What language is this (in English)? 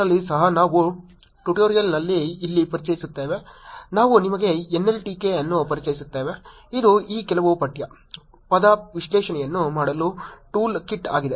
Kannada